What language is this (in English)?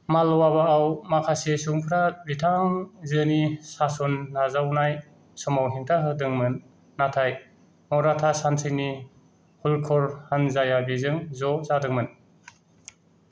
Bodo